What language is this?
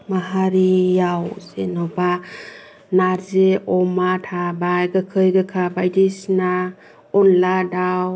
Bodo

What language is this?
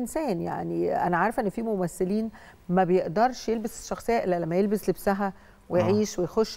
Arabic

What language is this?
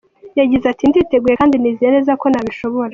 Kinyarwanda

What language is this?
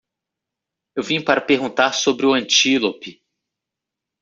Portuguese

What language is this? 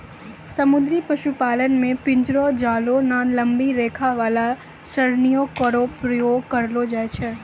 Maithili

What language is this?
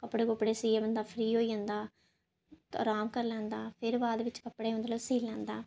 Dogri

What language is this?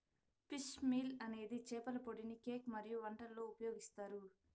Telugu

